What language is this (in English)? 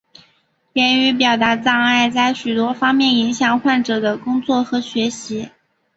Chinese